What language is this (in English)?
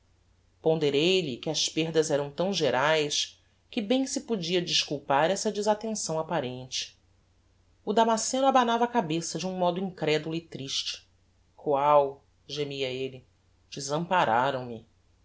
Portuguese